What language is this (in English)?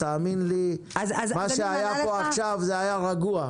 Hebrew